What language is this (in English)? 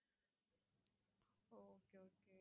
Tamil